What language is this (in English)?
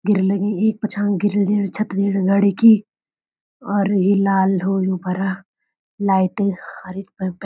Garhwali